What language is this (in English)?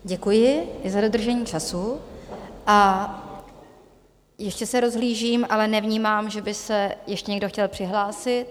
Czech